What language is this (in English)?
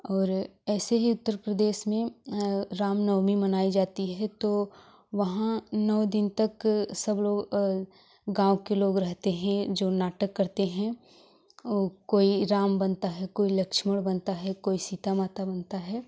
Hindi